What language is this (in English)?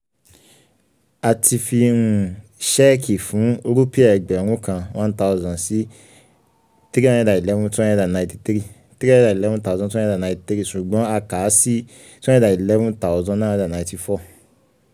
Yoruba